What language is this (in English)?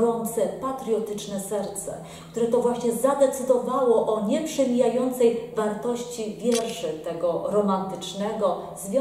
Polish